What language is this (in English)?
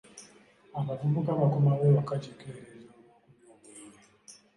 Ganda